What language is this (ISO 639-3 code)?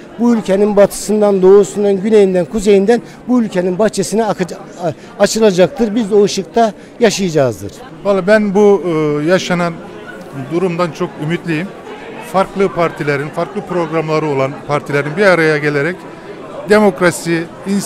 tur